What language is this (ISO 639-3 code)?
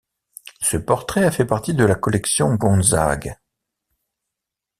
fra